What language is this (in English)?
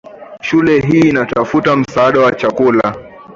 Swahili